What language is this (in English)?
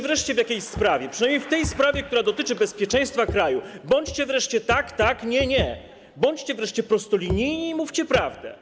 Polish